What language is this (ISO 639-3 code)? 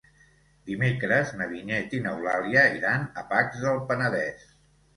cat